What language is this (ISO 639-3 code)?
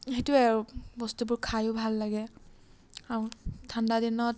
asm